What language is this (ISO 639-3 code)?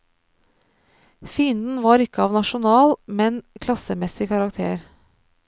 nor